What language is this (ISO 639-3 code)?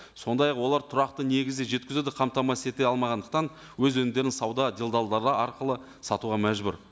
kaz